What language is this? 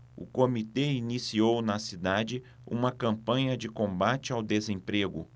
Portuguese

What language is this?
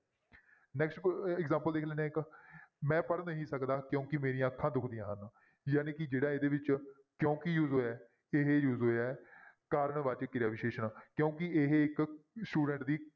Punjabi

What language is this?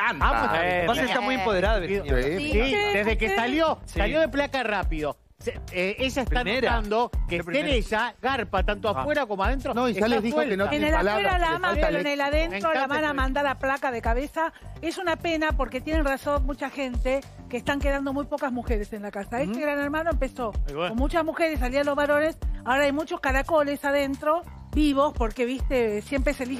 Spanish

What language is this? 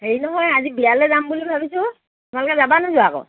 Assamese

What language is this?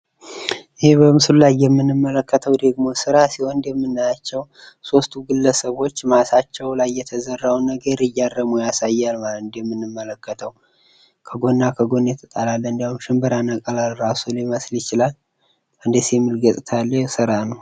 Amharic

